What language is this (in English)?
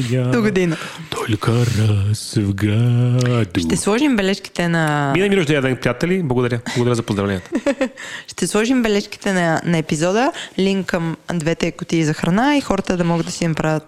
Bulgarian